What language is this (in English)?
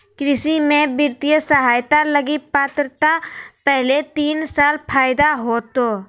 Magahi